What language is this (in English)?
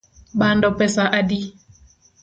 Luo (Kenya and Tanzania)